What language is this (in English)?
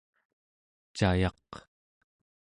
Central Yupik